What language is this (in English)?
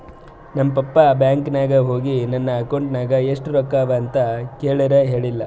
Kannada